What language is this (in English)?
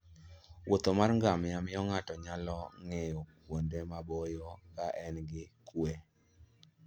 Luo (Kenya and Tanzania)